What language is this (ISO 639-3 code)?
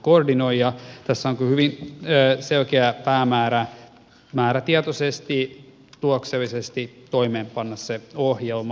fin